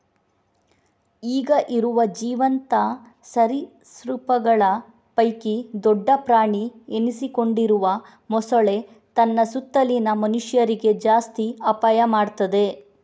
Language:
Kannada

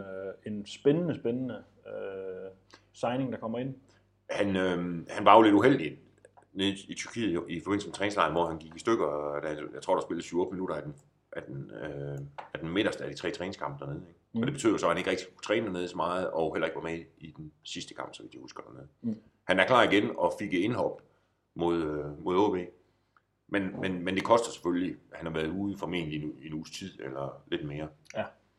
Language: Danish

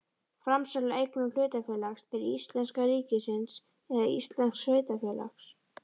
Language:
Icelandic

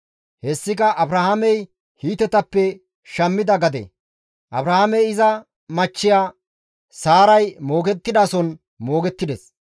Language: Gamo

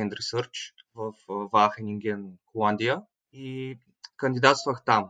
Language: Bulgarian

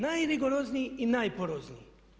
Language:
Croatian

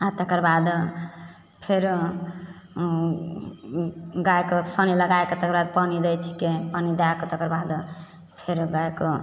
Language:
Maithili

